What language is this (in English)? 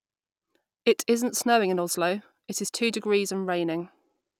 English